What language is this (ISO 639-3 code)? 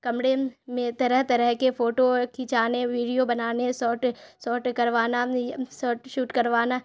urd